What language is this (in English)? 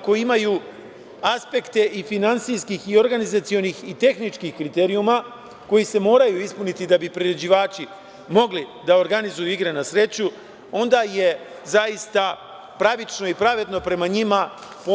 Serbian